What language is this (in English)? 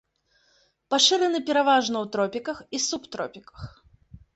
Belarusian